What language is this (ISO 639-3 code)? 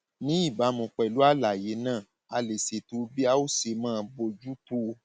yor